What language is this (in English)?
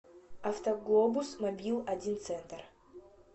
Russian